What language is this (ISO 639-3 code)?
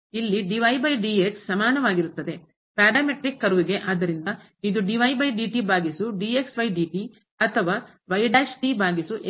kan